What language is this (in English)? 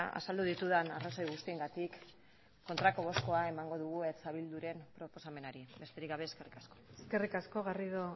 Basque